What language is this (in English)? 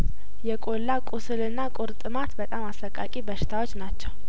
Amharic